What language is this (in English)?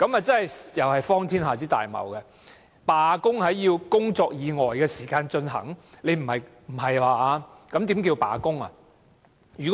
Cantonese